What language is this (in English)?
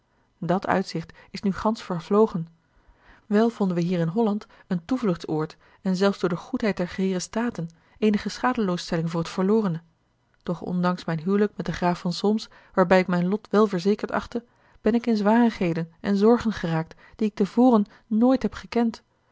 Dutch